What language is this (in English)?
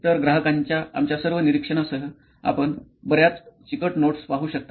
Marathi